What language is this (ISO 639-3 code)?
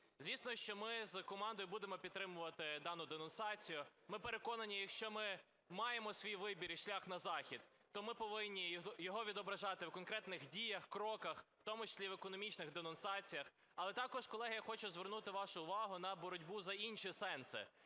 ukr